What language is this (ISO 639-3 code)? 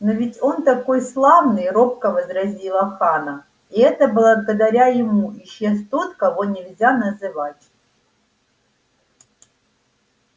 rus